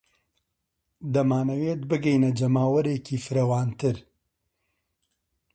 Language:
Central Kurdish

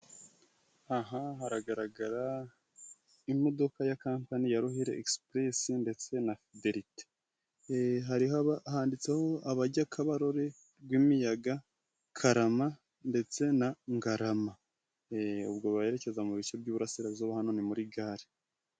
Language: Kinyarwanda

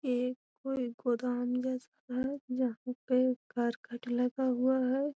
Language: Magahi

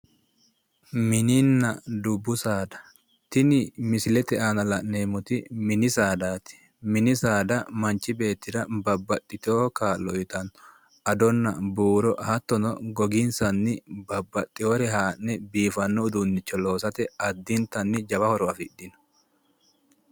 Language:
Sidamo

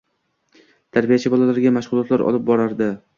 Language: Uzbek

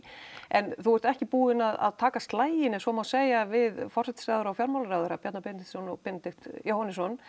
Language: Icelandic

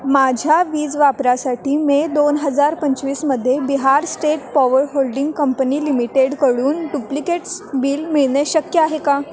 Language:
Marathi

